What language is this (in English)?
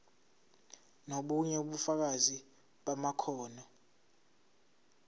Zulu